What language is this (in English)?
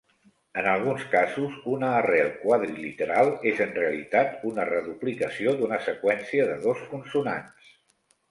Catalan